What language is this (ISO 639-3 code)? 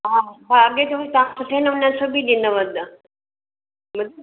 snd